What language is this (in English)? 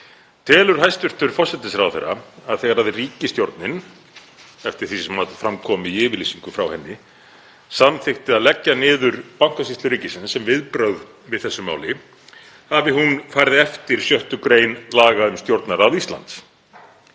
Icelandic